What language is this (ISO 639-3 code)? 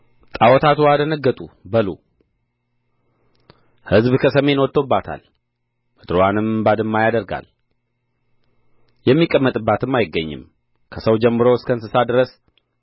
amh